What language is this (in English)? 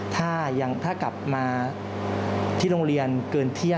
Thai